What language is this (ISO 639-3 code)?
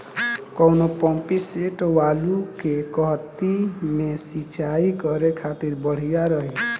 bho